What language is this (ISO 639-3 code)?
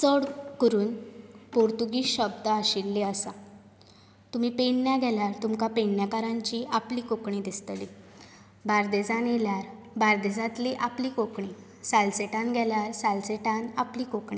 kok